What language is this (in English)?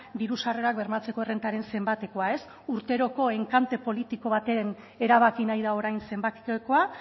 Basque